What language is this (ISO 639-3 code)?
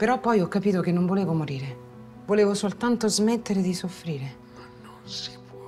ita